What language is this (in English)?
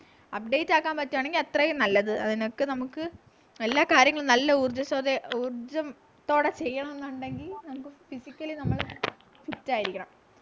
Malayalam